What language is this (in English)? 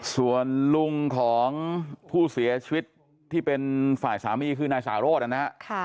Thai